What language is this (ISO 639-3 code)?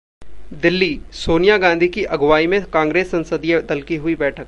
hin